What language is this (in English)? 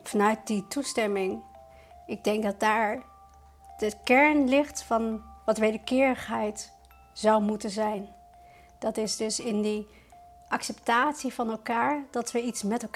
Dutch